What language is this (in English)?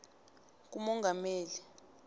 South Ndebele